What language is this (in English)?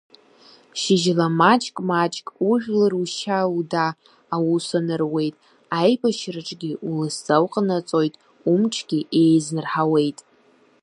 Abkhazian